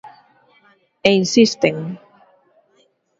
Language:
Galician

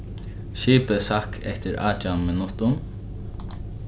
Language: Faroese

